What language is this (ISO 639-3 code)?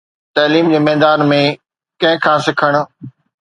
snd